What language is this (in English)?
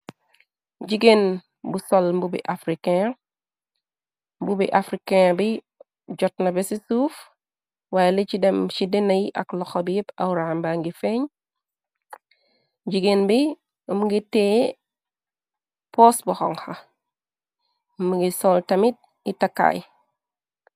Wolof